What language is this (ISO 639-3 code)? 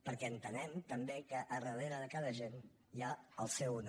cat